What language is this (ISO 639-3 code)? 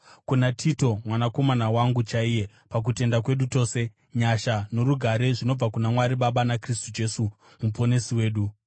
sna